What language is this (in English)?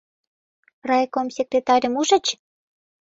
Mari